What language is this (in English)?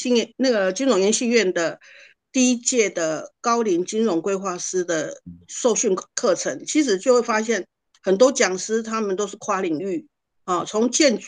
Chinese